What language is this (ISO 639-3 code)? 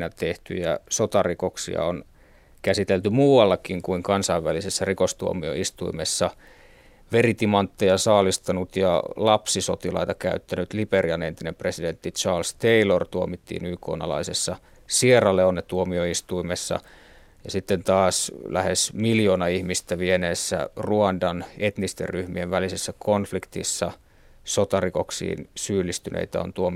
fin